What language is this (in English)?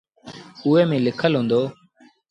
Sindhi Bhil